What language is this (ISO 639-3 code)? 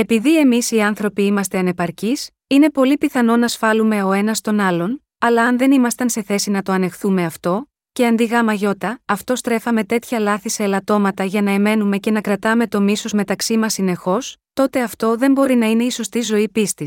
ell